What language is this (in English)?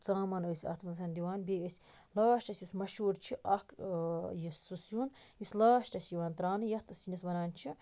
Kashmiri